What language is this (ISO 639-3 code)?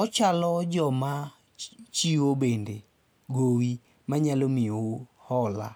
luo